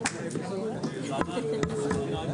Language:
Hebrew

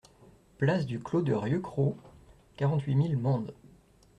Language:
French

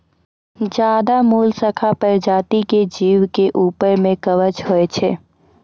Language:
Maithili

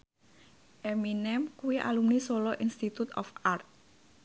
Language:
Javanese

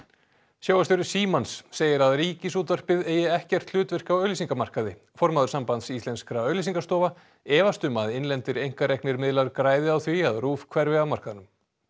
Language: Icelandic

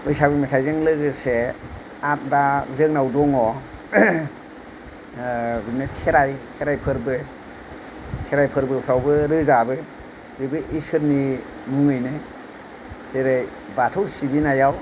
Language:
Bodo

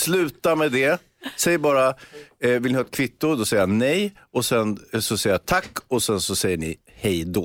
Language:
Swedish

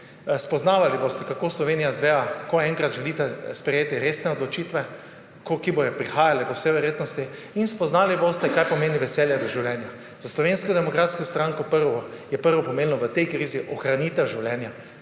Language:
Slovenian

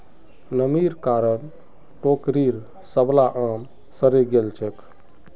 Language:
Magahi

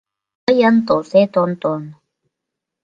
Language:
Mari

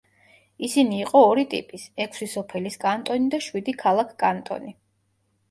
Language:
Georgian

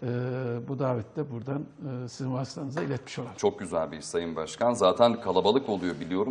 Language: Turkish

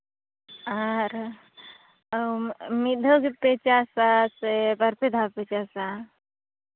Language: Santali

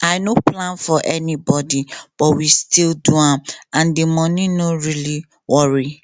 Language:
Nigerian Pidgin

